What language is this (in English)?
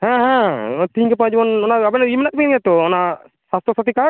Santali